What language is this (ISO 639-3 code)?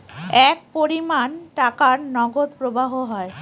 ben